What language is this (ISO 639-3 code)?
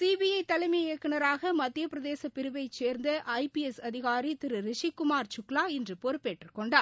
tam